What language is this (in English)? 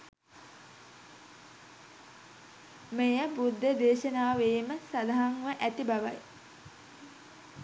Sinhala